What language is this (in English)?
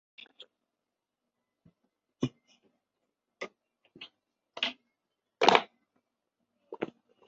Chinese